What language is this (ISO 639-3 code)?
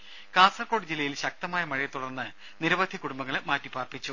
mal